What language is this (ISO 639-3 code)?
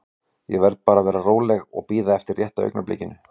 isl